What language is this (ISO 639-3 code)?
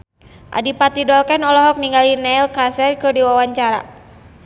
sun